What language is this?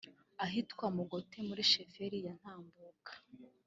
Kinyarwanda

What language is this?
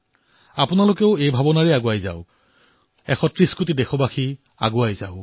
Assamese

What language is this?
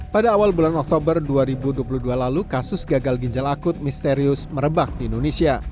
Indonesian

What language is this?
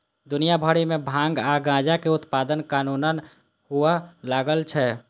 Maithili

